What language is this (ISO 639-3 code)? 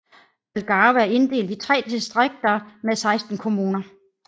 dan